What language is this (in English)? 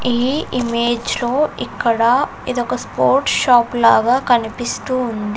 Telugu